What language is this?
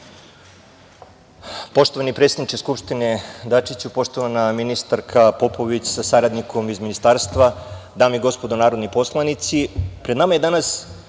Serbian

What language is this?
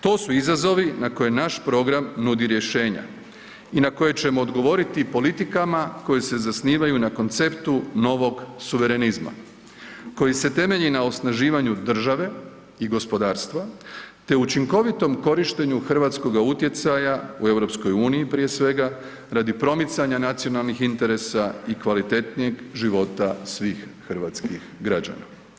Croatian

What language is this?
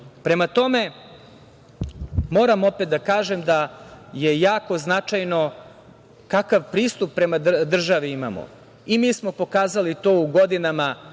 Serbian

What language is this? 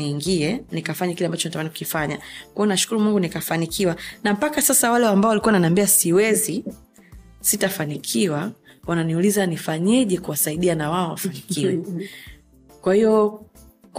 Swahili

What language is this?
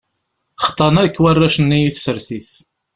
Kabyle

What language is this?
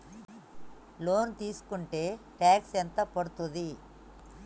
Telugu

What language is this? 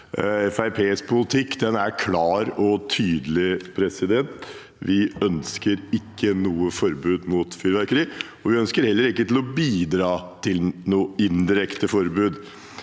Norwegian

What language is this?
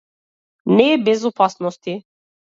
Macedonian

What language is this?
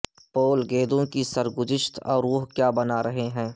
Urdu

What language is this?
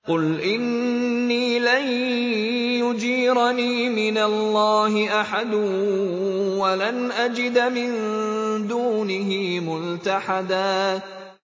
Arabic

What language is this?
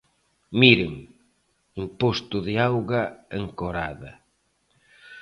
Galician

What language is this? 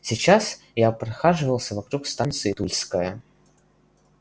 Russian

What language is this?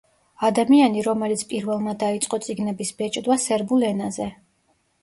Georgian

